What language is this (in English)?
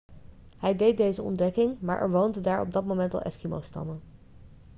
Dutch